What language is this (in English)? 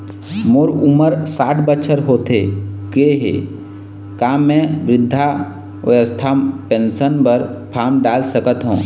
Chhattisgarhi